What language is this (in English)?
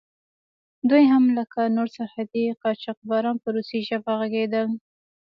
Pashto